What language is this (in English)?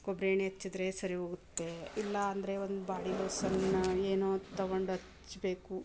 Kannada